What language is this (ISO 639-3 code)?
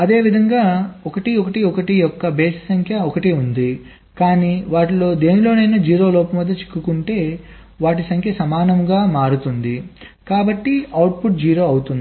tel